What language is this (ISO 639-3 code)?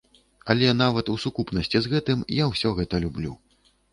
bel